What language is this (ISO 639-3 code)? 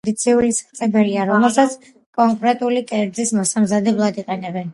kat